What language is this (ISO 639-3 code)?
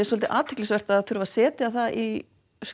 isl